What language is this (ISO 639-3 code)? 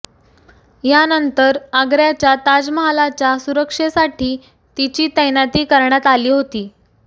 mar